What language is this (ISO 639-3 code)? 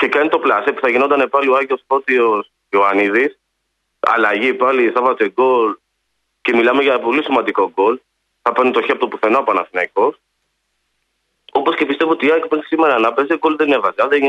ell